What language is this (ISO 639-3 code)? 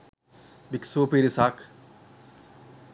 sin